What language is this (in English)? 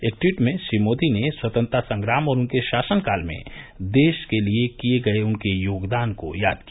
Hindi